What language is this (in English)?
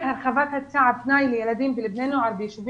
Hebrew